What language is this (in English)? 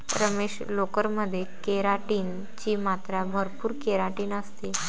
Marathi